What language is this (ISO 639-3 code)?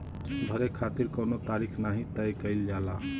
bho